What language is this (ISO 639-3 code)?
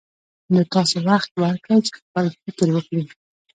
pus